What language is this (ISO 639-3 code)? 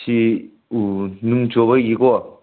mni